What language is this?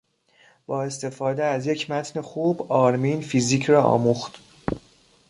Persian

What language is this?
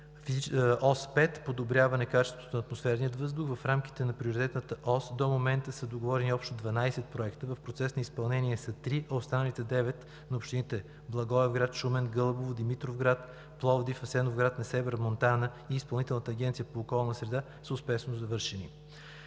Bulgarian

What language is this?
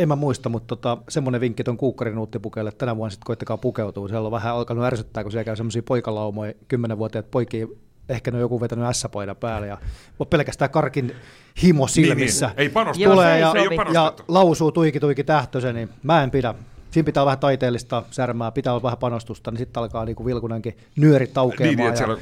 Finnish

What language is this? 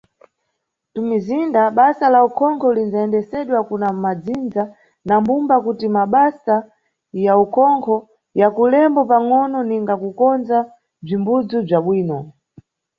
Nyungwe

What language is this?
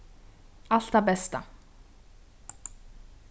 Faroese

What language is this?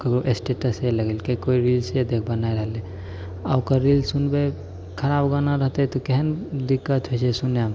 Maithili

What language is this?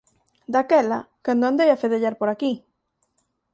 Galician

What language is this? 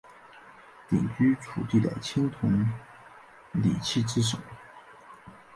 Chinese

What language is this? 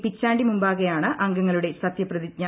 Malayalam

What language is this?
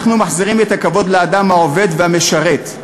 Hebrew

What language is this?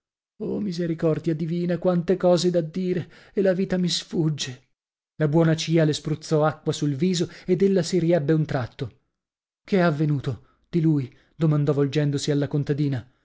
Italian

